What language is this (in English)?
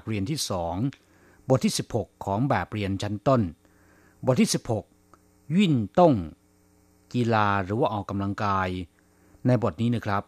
Thai